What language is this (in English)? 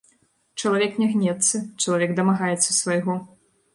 Belarusian